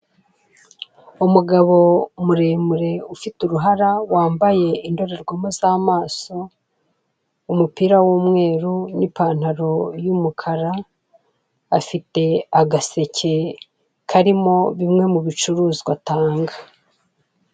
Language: Kinyarwanda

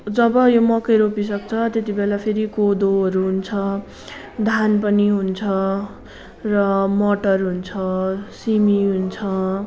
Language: Nepali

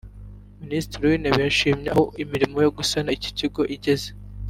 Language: Kinyarwanda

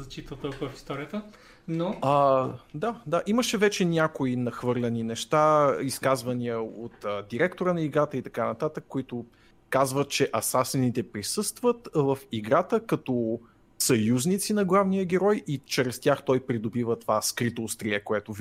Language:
Bulgarian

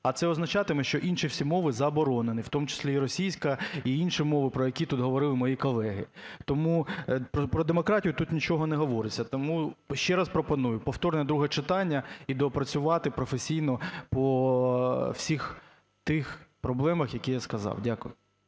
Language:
Ukrainian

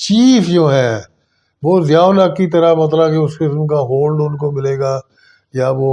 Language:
Urdu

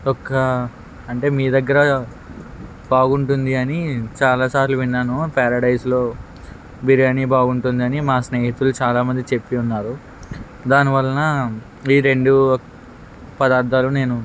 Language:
Telugu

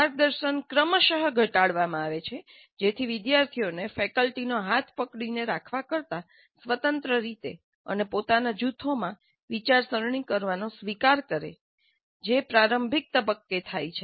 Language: Gujarati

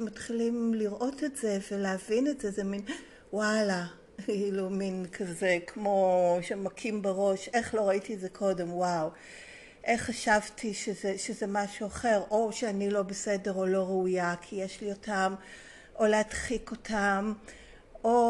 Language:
Hebrew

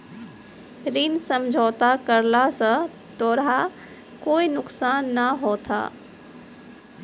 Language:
Maithili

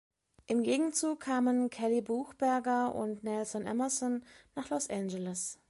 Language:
German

